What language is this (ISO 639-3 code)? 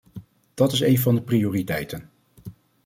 nld